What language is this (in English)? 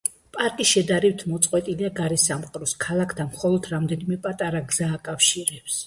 Georgian